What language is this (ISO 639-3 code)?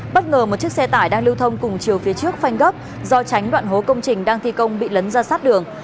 vie